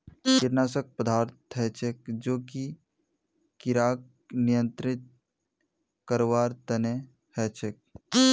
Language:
Magahi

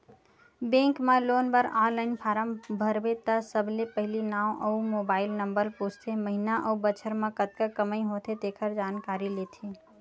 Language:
Chhattisgarhi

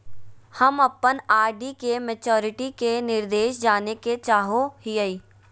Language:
Magahi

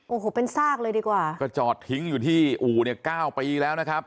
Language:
Thai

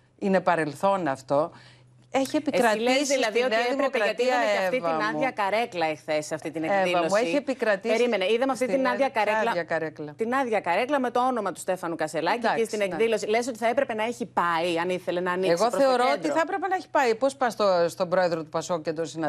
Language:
Greek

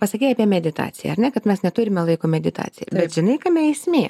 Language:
Lithuanian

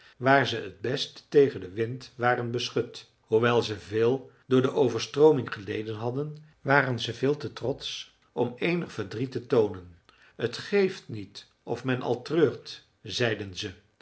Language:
Dutch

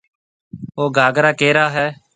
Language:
Marwari (Pakistan)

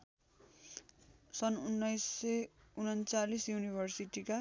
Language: Nepali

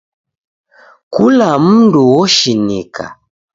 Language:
Taita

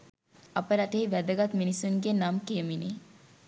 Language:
Sinhala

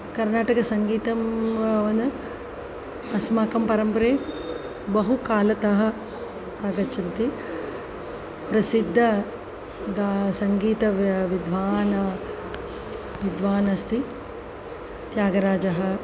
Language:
Sanskrit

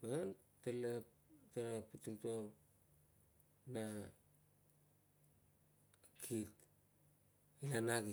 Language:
Kuot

